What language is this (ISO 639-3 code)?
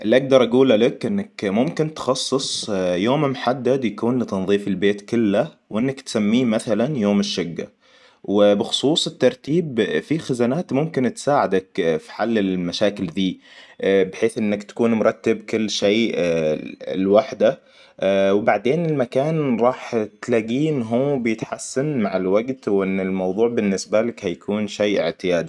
acw